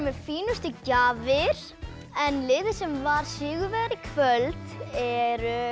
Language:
Icelandic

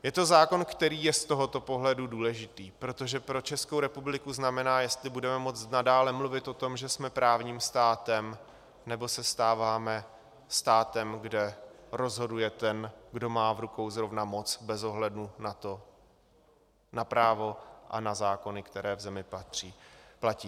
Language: Czech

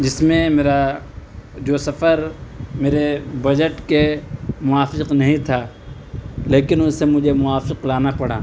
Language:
Urdu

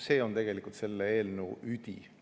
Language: Estonian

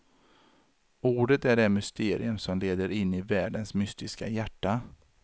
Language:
Swedish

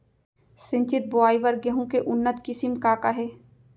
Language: Chhattisgarhi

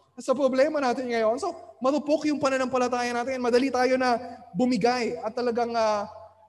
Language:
Filipino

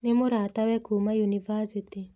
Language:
Kikuyu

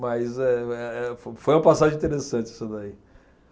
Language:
Portuguese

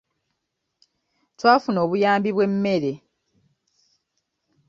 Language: Ganda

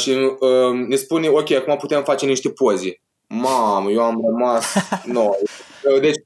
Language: Romanian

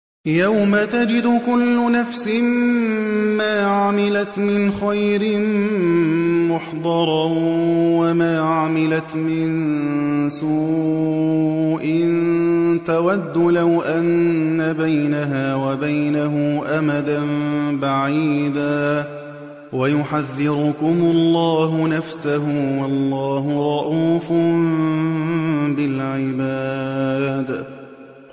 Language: Arabic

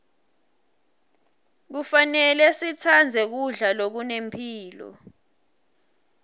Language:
Swati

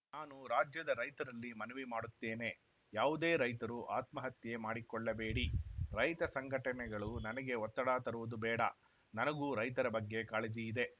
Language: Kannada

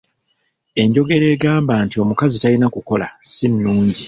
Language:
Ganda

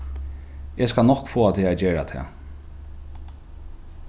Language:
Faroese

